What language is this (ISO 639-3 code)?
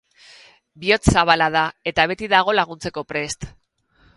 eus